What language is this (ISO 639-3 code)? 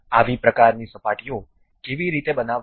guj